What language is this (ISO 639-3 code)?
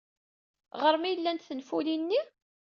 kab